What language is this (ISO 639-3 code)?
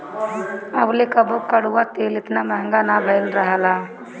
bho